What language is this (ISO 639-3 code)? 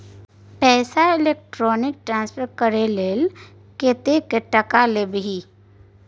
mai